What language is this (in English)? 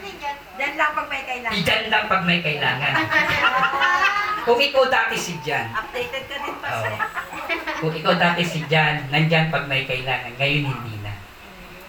Filipino